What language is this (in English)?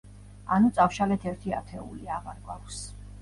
Georgian